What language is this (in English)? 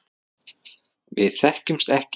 Icelandic